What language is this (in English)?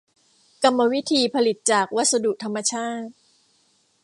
Thai